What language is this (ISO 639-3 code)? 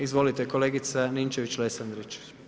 hrv